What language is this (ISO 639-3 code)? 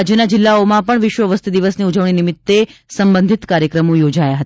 guj